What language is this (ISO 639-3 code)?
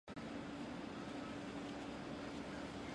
zho